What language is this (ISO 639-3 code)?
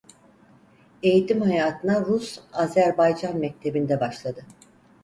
tur